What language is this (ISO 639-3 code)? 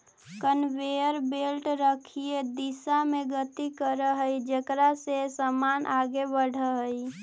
mag